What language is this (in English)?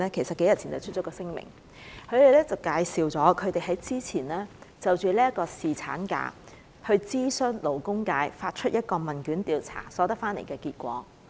Cantonese